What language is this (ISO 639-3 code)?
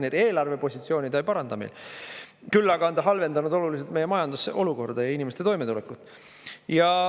est